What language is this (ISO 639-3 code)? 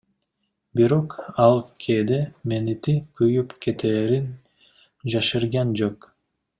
kir